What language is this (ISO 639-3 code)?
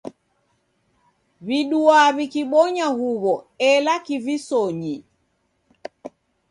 dav